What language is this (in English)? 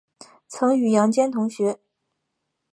Chinese